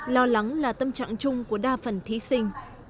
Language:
Vietnamese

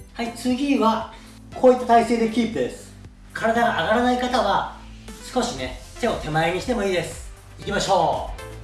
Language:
Japanese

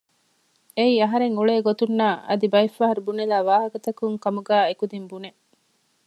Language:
Divehi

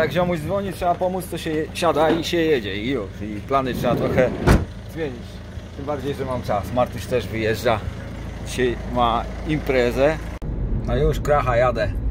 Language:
Polish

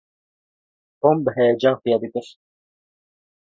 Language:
Kurdish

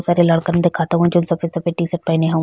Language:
Bhojpuri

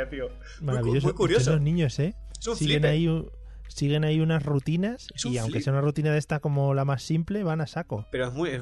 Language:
Spanish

